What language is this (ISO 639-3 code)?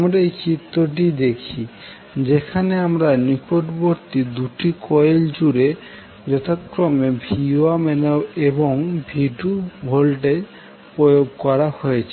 ben